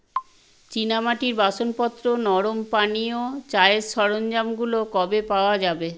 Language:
Bangla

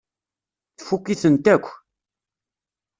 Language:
Kabyle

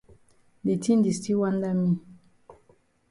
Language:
Cameroon Pidgin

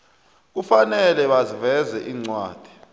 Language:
South Ndebele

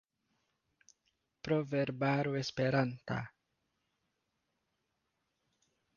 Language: Esperanto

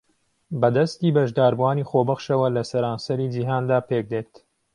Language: Central Kurdish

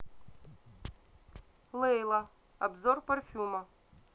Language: Russian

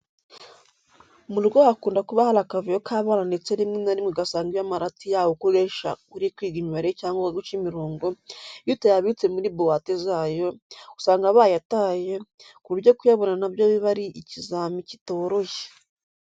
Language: Kinyarwanda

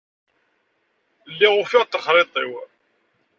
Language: Kabyle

